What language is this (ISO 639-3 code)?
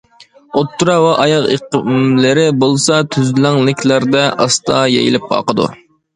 uig